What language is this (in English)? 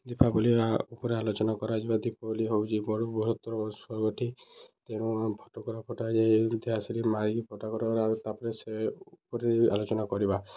Odia